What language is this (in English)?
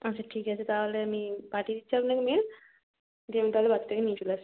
Bangla